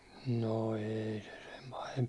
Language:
Finnish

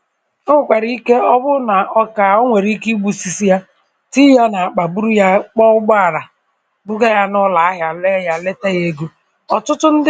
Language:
Igbo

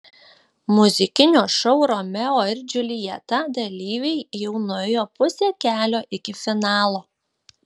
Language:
Lithuanian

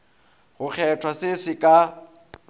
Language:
Northern Sotho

